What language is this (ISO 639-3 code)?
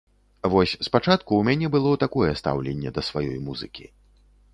bel